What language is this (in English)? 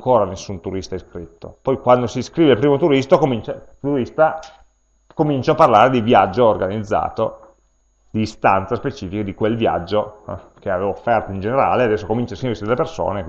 Italian